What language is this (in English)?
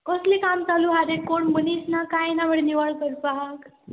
Konkani